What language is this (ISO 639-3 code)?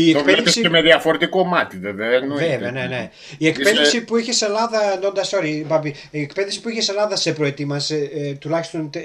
ell